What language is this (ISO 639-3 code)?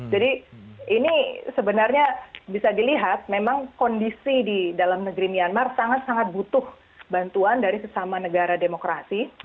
ind